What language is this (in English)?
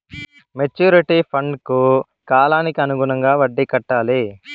Telugu